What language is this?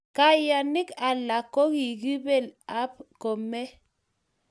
Kalenjin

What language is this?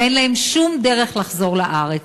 Hebrew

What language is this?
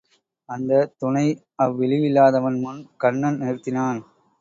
Tamil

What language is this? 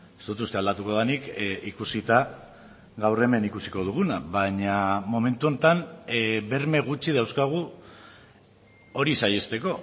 Basque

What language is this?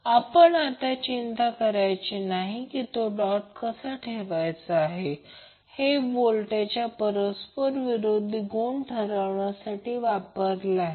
Marathi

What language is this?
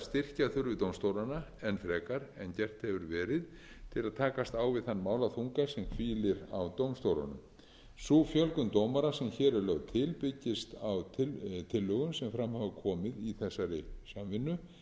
Icelandic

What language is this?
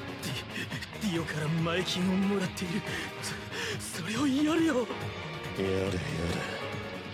Japanese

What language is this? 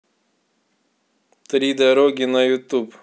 Russian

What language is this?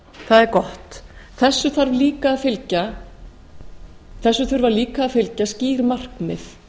Icelandic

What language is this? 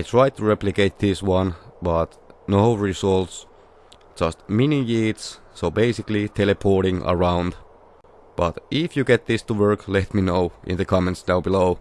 Dutch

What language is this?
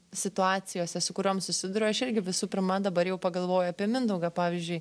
Lithuanian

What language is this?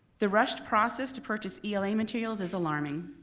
English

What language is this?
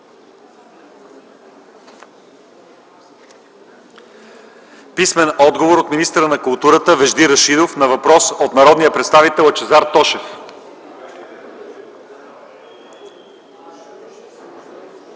Bulgarian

